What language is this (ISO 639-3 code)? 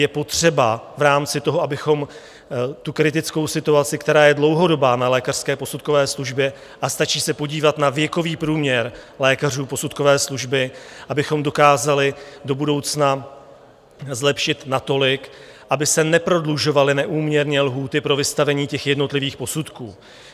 ces